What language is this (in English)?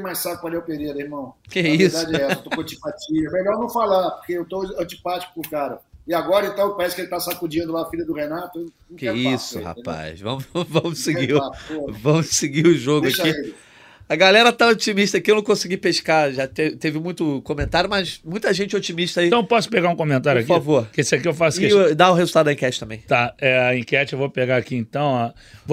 Portuguese